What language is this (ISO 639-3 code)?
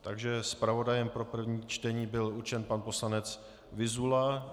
ces